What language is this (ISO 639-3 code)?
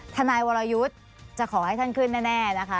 tha